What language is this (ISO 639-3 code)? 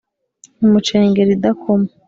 kin